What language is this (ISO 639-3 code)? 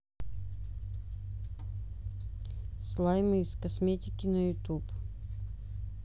rus